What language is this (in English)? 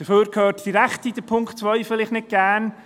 Swiss German